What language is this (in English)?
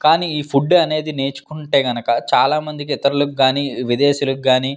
Telugu